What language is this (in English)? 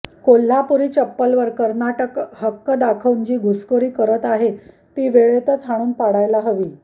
Marathi